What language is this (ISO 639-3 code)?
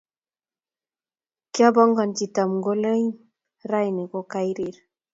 kln